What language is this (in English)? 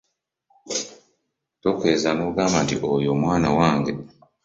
Ganda